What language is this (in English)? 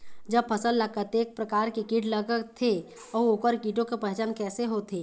Chhattisgarhi